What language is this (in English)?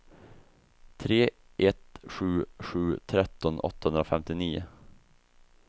Swedish